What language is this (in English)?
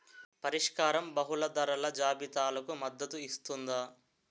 Telugu